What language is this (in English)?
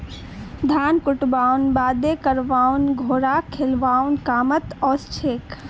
Magahi